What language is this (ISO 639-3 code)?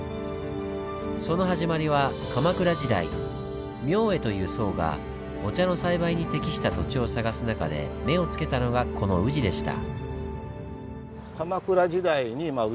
jpn